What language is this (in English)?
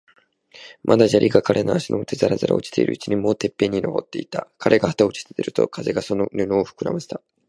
Japanese